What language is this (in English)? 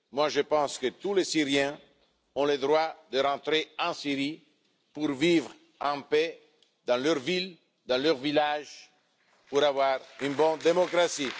French